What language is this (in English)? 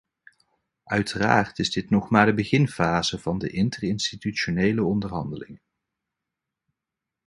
Dutch